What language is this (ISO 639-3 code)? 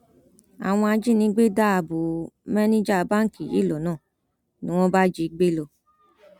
yor